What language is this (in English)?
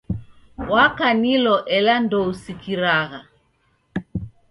Taita